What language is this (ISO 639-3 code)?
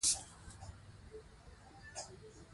pus